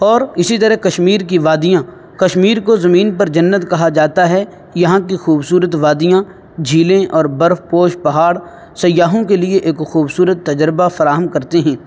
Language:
Urdu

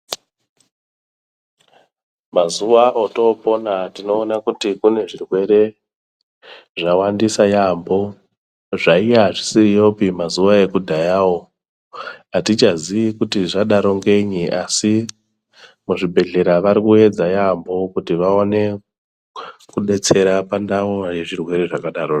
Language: Ndau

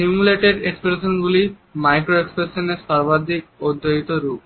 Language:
Bangla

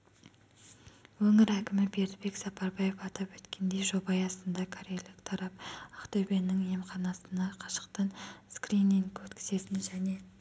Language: Kazakh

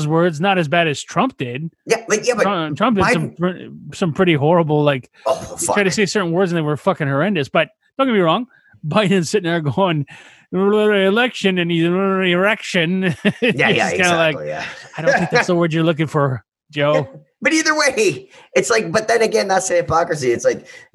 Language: English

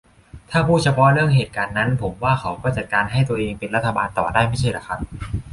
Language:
Thai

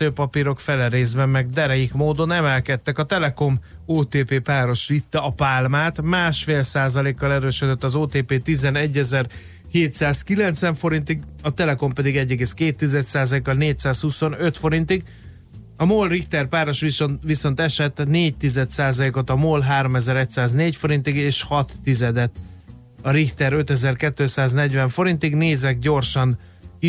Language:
Hungarian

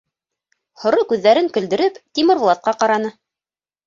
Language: Bashkir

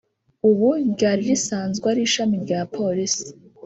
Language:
Kinyarwanda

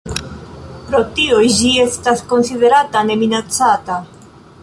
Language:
Esperanto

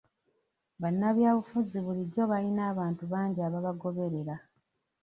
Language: Ganda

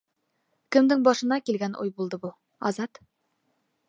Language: Bashkir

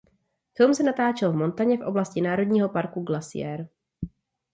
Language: Czech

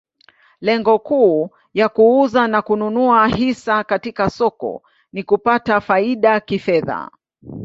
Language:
Swahili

